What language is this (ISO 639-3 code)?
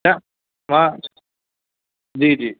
snd